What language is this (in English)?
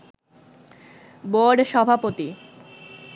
Bangla